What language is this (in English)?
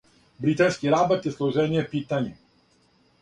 Serbian